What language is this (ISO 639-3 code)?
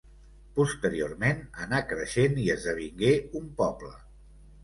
cat